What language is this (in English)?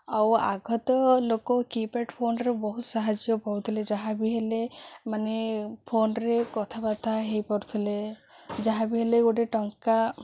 Odia